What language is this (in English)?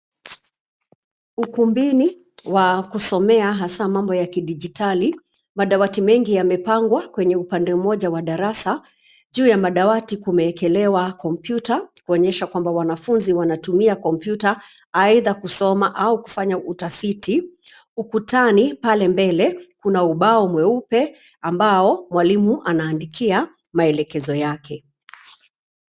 Swahili